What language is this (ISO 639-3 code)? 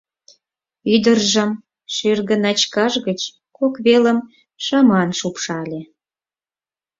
chm